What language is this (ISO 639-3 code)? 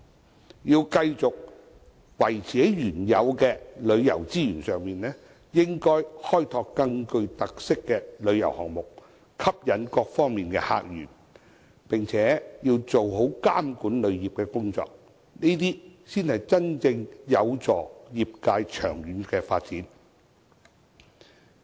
yue